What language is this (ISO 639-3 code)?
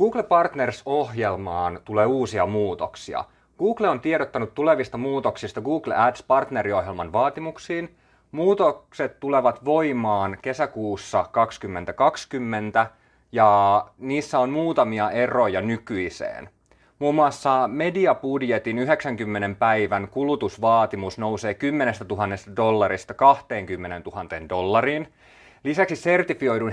fin